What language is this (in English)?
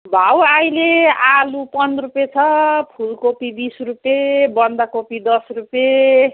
Nepali